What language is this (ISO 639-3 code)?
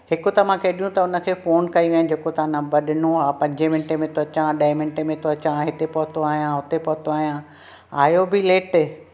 snd